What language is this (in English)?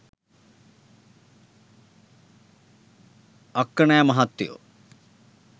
Sinhala